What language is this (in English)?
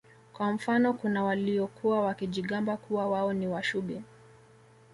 Swahili